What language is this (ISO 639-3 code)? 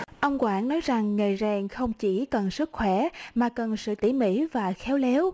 vie